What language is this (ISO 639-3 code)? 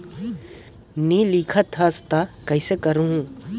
hne